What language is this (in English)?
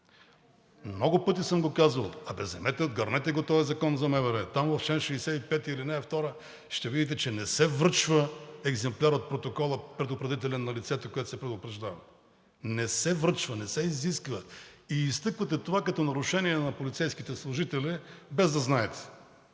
Bulgarian